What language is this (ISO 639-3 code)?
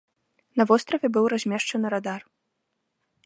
bel